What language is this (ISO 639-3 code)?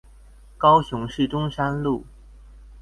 zho